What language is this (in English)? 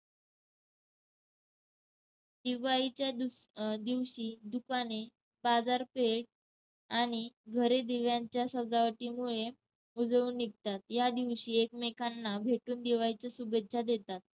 Marathi